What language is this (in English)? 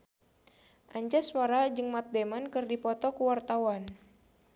Sundanese